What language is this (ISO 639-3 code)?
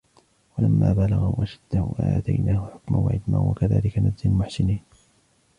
ara